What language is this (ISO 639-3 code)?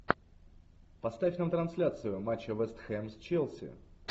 rus